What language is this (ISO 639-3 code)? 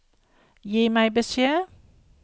nor